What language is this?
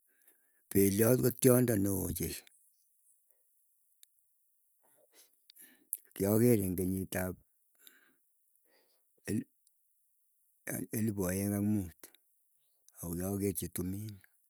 Keiyo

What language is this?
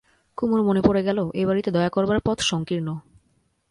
Bangla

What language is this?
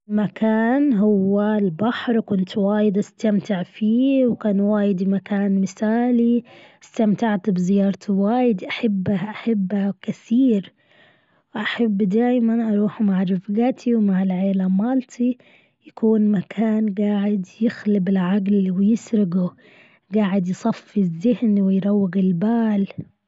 Gulf Arabic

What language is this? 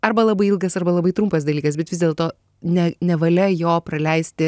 Lithuanian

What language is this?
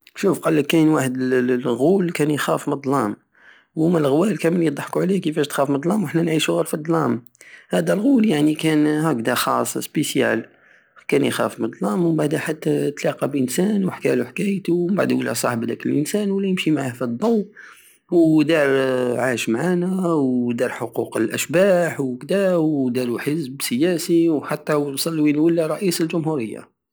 Algerian Saharan Arabic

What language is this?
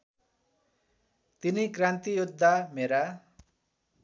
Nepali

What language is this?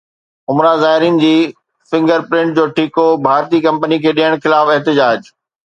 Sindhi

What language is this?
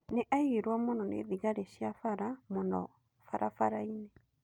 Kikuyu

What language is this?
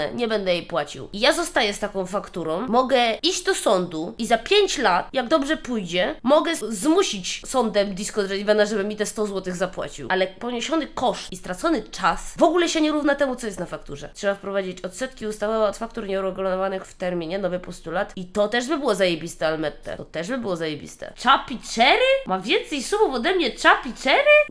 Polish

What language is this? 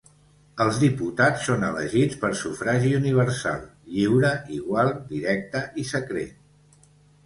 Catalan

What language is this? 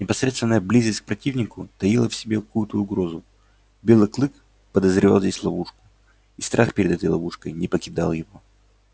Russian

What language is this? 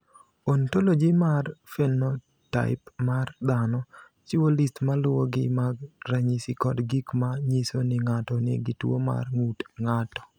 Luo (Kenya and Tanzania)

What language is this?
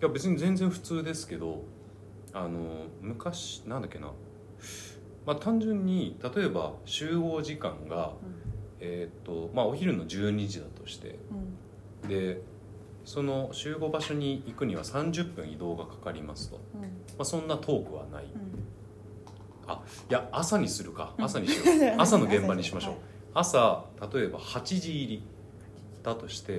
Japanese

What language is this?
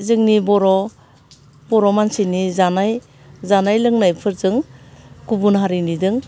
Bodo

